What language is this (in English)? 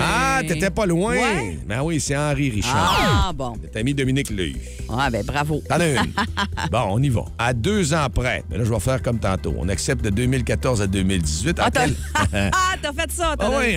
French